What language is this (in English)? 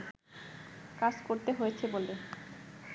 Bangla